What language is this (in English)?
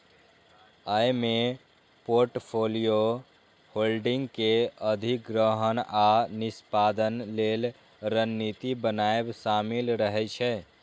Maithili